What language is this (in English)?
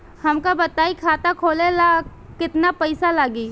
Bhojpuri